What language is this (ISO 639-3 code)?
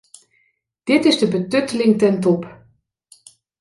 nld